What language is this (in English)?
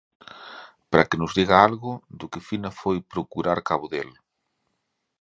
Galician